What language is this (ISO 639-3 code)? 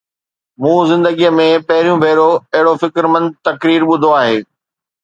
snd